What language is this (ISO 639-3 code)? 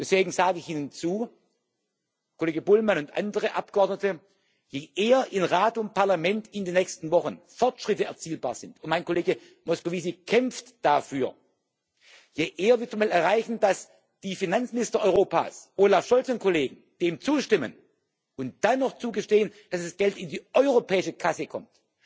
deu